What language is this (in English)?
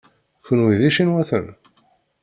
Kabyle